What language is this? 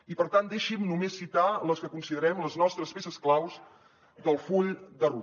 Catalan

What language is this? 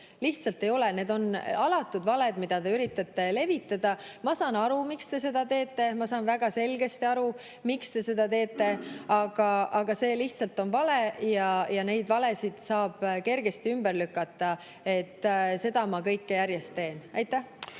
Estonian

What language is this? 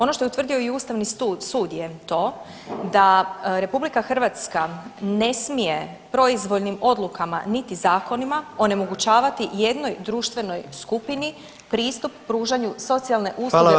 Croatian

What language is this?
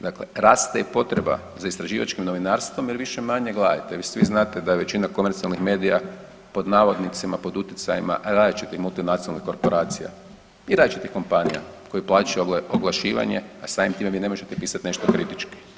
Croatian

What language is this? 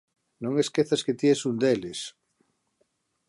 Galician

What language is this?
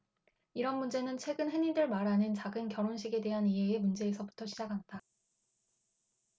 Korean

